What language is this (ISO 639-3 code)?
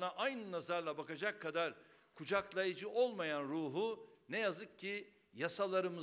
tur